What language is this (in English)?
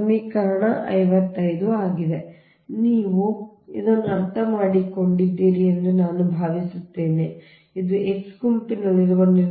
Kannada